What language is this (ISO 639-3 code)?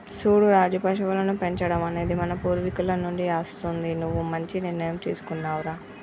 tel